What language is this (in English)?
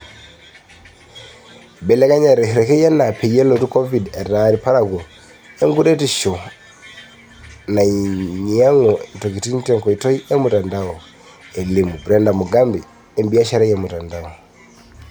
Masai